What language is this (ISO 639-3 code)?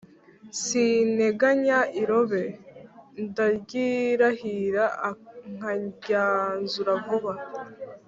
kin